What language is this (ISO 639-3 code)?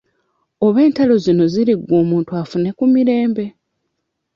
lug